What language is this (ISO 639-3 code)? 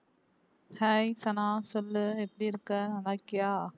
tam